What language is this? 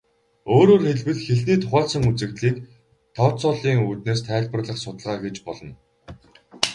Mongolian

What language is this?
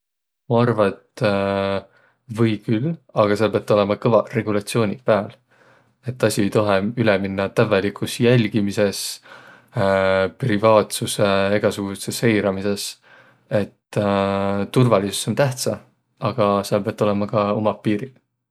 Võro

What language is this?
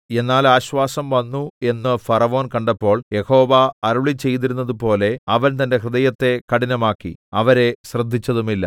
Malayalam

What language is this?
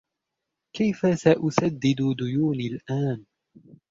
Arabic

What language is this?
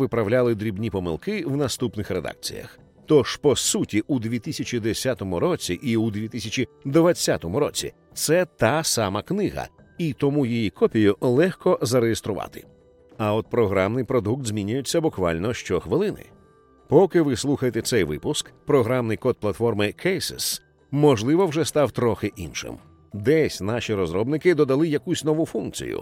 Ukrainian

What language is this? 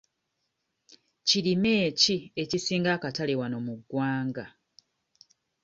Ganda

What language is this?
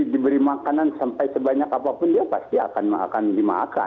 Indonesian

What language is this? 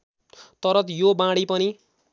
Nepali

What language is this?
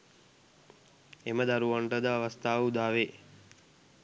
Sinhala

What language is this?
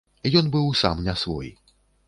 Belarusian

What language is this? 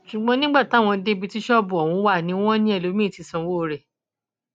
Yoruba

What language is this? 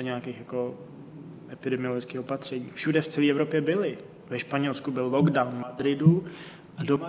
Czech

